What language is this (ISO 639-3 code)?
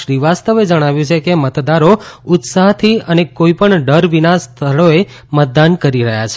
guj